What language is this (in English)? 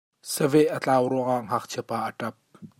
Hakha Chin